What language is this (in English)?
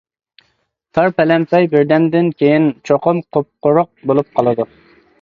Uyghur